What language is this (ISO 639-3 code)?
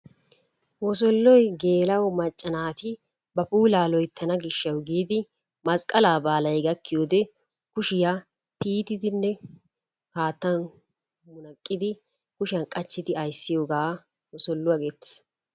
wal